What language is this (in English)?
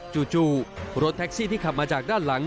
Thai